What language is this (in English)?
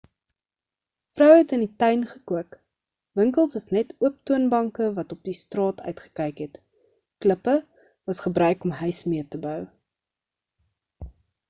Afrikaans